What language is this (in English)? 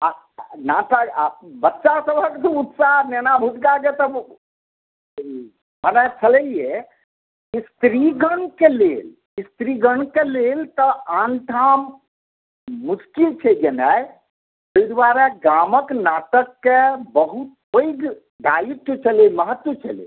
Maithili